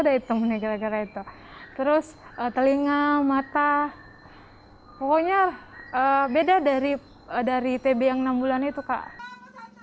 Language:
Indonesian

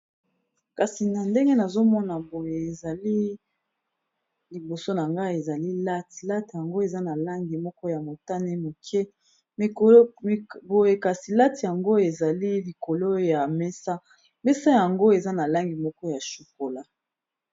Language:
Lingala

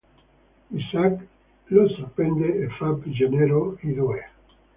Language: Italian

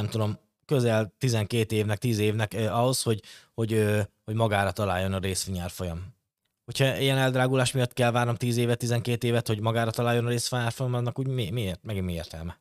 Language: Hungarian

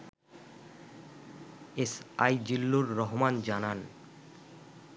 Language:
Bangla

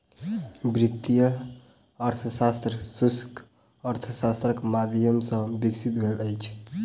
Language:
Maithili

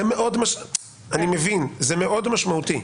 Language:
Hebrew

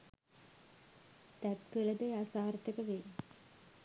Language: Sinhala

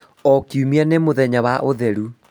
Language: Kikuyu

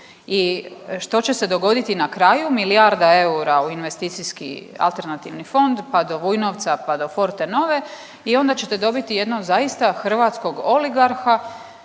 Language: Croatian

